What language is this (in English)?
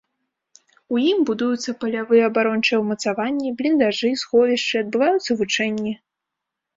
Belarusian